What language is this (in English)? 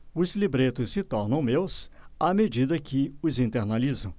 Portuguese